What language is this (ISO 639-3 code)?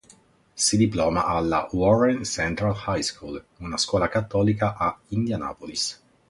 ita